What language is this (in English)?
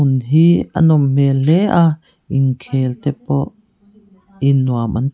Mizo